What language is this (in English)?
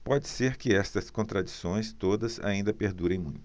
Portuguese